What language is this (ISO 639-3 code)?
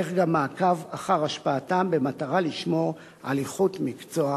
heb